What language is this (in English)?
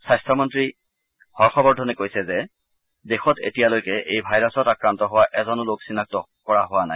Assamese